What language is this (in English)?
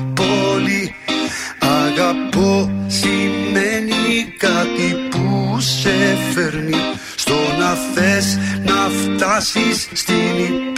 Greek